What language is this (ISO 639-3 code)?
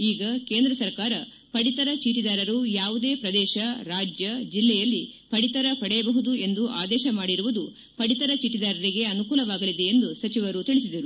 kan